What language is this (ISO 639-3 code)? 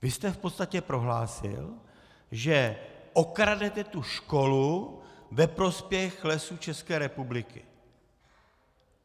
ces